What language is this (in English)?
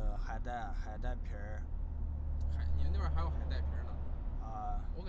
Chinese